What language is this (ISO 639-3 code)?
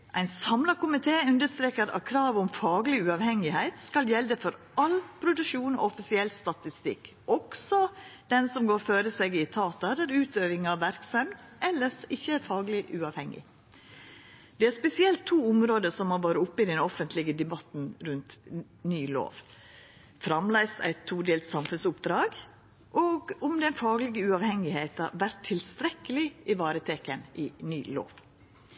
nno